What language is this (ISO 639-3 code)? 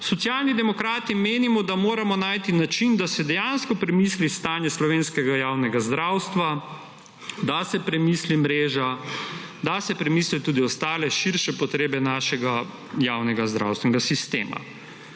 slv